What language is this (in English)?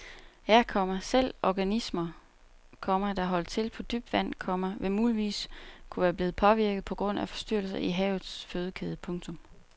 Danish